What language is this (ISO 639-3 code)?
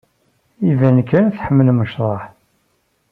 kab